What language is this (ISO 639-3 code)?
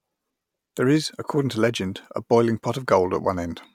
eng